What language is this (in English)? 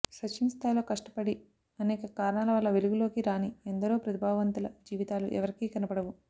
Telugu